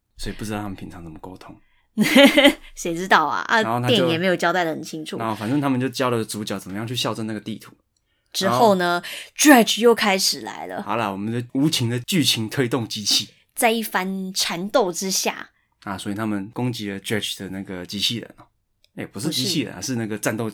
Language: Chinese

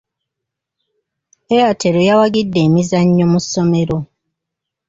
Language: Ganda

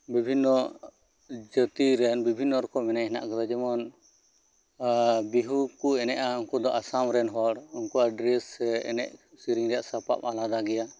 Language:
Santali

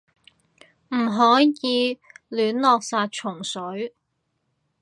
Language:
Cantonese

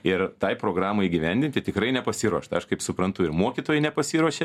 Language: Lithuanian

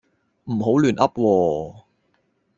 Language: Cantonese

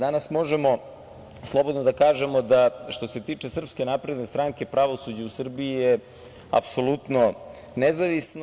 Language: Serbian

